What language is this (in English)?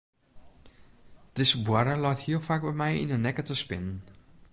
Western Frisian